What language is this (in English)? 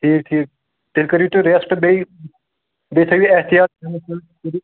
Kashmiri